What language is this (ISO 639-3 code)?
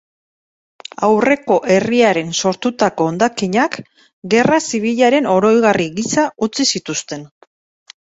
eus